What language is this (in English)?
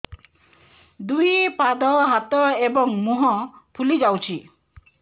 Odia